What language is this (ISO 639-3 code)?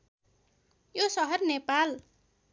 nep